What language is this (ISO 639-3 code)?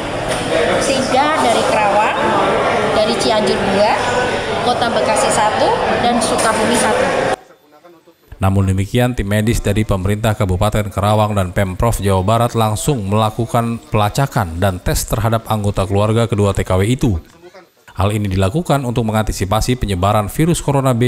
ind